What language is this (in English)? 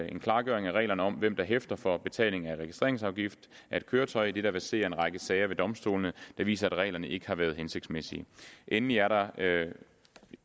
Danish